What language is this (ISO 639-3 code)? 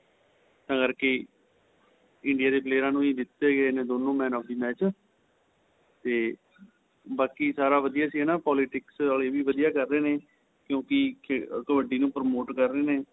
pan